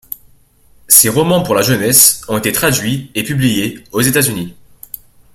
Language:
French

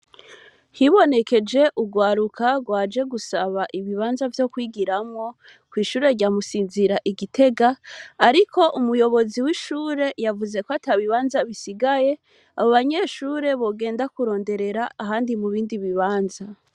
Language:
Rundi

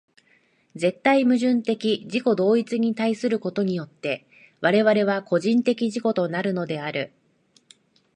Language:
Japanese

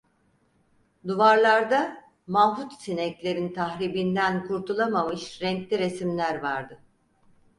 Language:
Turkish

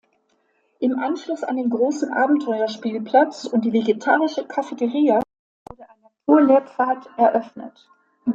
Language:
German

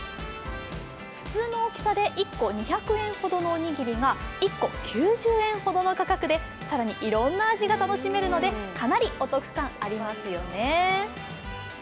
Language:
Japanese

